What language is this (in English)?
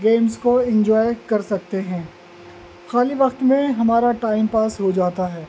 Urdu